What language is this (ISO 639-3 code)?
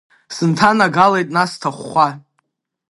abk